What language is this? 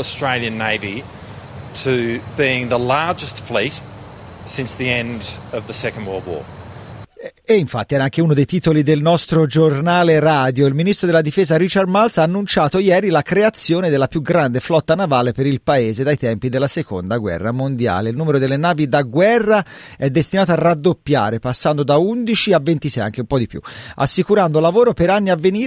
Italian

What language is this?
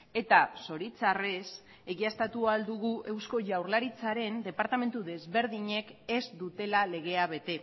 Basque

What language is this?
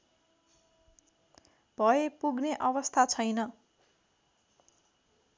Nepali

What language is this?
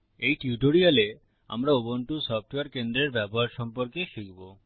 Bangla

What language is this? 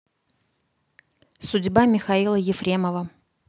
Russian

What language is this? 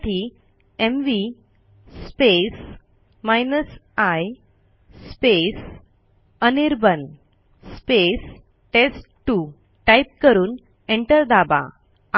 Marathi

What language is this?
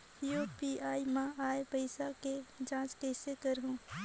Chhattisgarhi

